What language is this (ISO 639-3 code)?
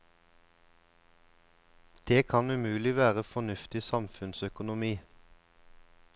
nor